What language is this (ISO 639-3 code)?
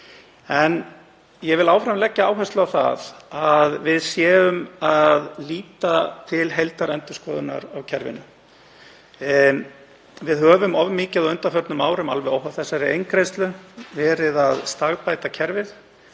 isl